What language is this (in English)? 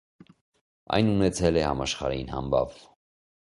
Armenian